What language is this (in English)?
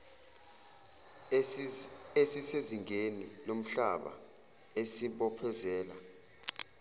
Zulu